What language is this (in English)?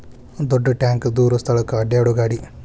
Kannada